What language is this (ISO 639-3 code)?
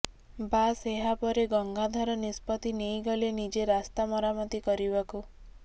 ori